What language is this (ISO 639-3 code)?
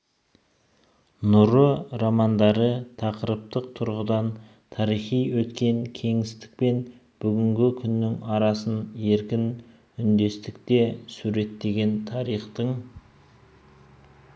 kaz